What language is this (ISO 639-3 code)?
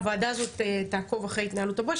heb